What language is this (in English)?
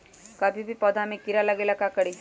Magahi